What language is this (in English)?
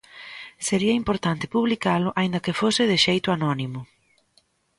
Galician